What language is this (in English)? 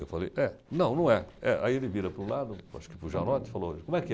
Portuguese